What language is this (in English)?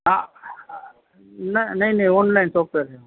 Gujarati